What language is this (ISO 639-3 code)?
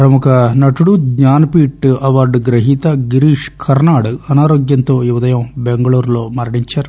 tel